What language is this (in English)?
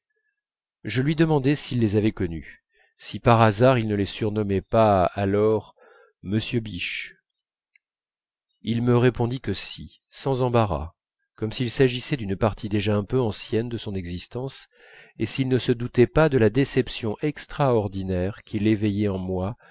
French